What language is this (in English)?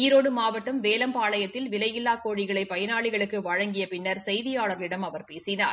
Tamil